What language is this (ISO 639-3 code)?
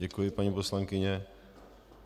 ces